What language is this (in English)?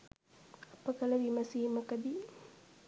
Sinhala